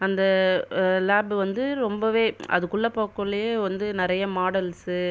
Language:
Tamil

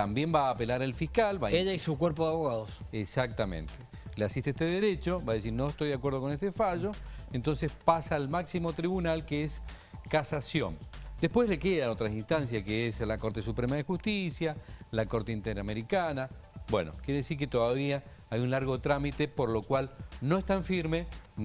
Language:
Spanish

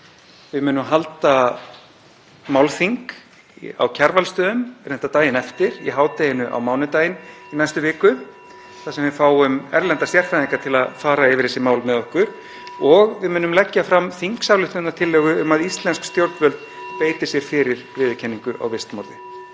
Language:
Icelandic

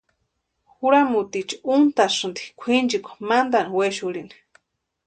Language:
Western Highland Purepecha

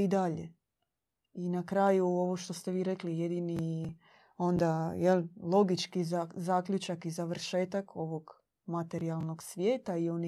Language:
Croatian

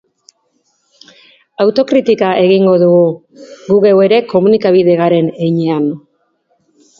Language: Basque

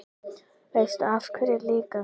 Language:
Icelandic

